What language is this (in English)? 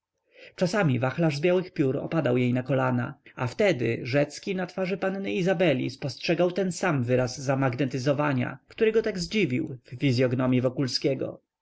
Polish